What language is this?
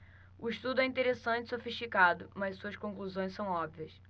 Portuguese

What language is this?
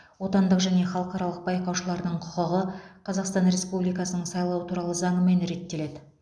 Kazakh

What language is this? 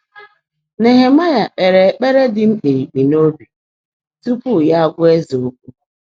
Igbo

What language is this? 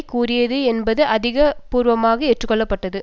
Tamil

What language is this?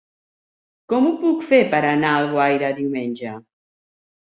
Catalan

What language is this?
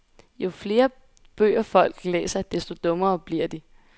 Danish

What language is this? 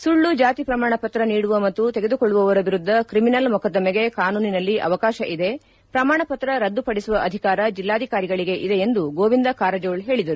Kannada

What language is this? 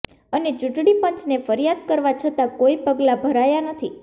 Gujarati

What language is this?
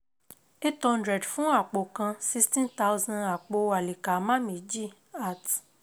Yoruba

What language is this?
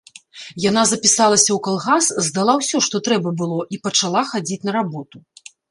Belarusian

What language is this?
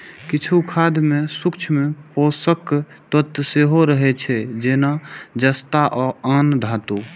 Maithili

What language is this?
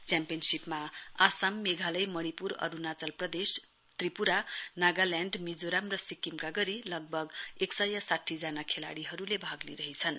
Nepali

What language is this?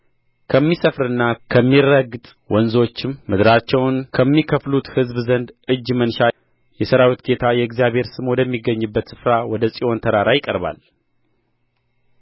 Amharic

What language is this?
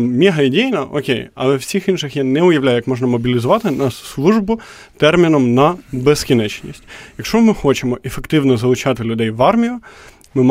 Ukrainian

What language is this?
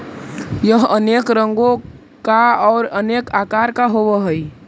Magahi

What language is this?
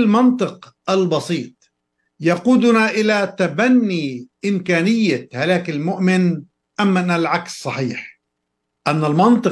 Arabic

